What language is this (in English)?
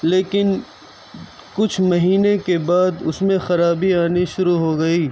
Urdu